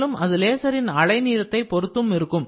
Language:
Tamil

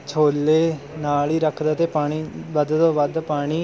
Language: Punjabi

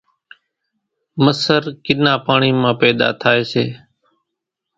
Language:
Kachi Koli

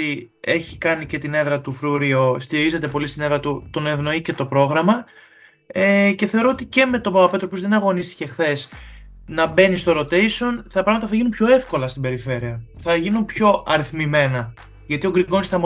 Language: Greek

